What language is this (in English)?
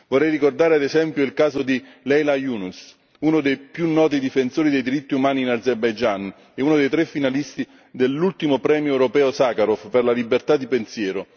Italian